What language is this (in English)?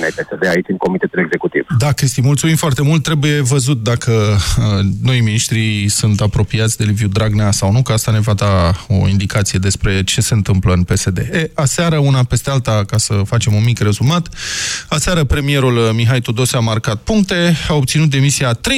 Romanian